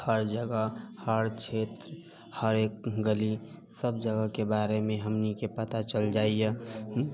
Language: Maithili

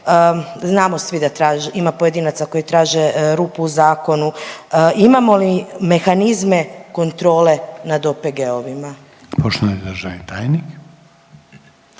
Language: Croatian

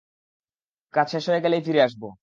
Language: Bangla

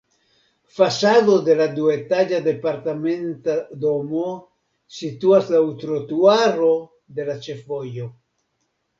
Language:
Esperanto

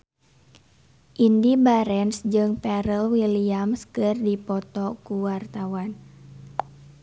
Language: Sundanese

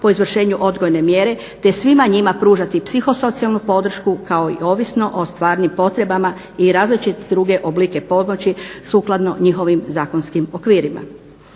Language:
Croatian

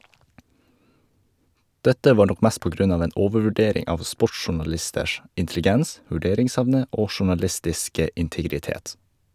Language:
Norwegian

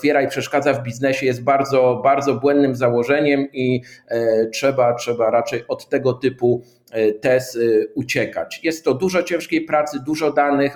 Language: Polish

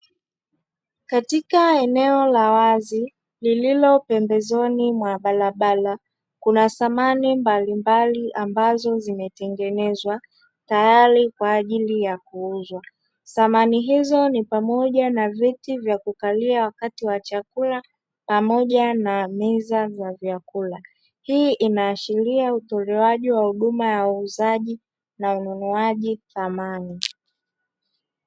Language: Swahili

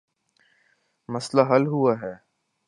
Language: Urdu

